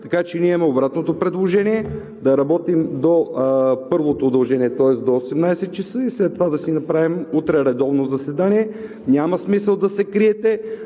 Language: Bulgarian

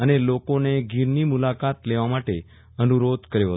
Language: Gujarati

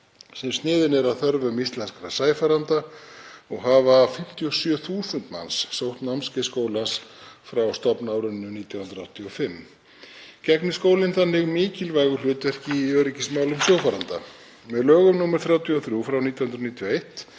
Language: Icelandic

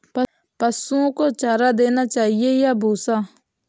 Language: Hindi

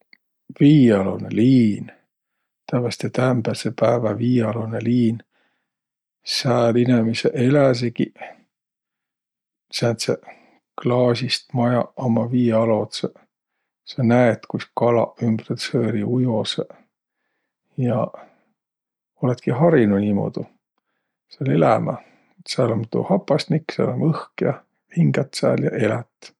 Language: Võro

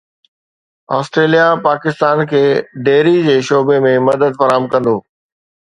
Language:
Sindhi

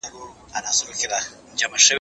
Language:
Pashto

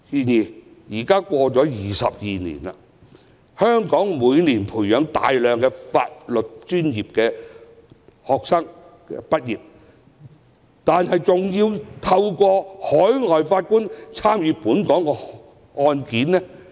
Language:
Cantonese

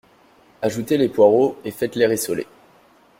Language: French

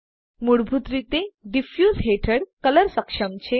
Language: Gujarati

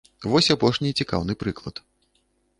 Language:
Belarusian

